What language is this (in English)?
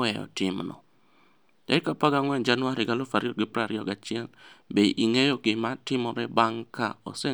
Luo (Kenya and Tanzania)